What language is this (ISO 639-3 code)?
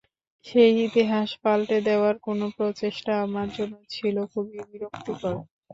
ben